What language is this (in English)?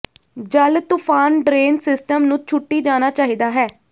Punjabi